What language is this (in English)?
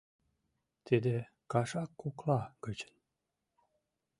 Mari